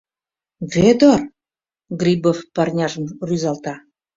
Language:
Mari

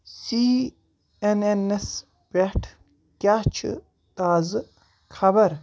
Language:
Kashmiri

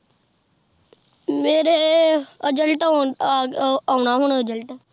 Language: Punjabi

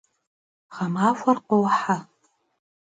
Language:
Kabardian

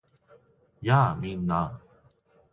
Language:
Japanese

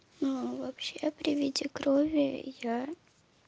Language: Russian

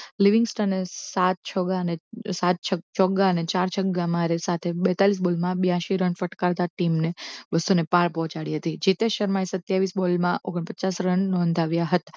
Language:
Gujarati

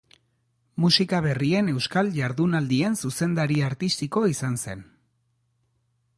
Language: Basque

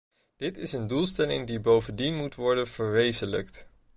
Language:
Dutch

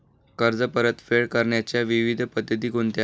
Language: Marathi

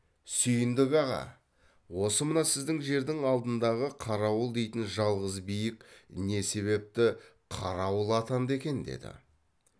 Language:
Kazakh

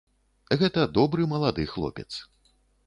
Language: Belarusian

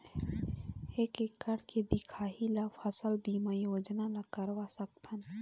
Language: Chhattisgarhi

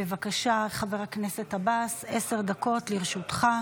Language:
Hebrew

